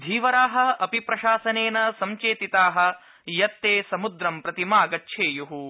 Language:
Sanskrit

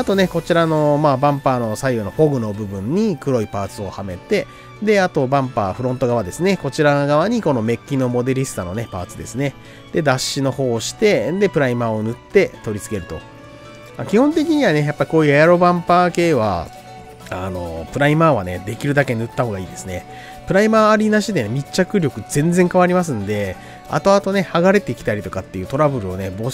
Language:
Japanese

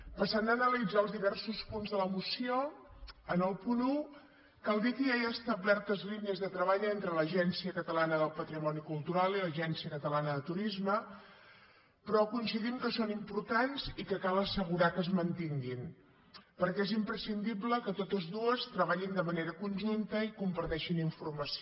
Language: Catalan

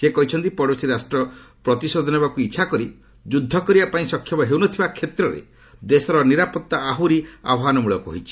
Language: Odia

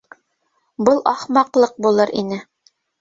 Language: Bashkir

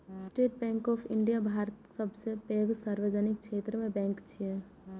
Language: Maithili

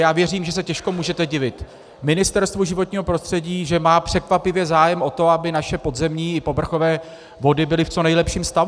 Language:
Czech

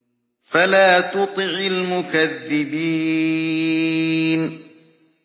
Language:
Arabic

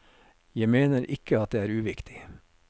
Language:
Norwegian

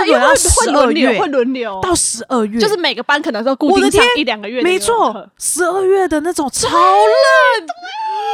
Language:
Chinese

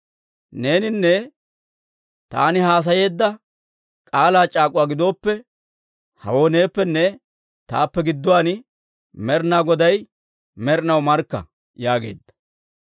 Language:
Dawro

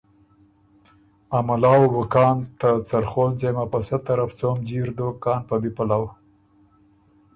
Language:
Ormuri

